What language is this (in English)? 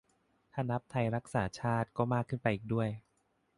Thai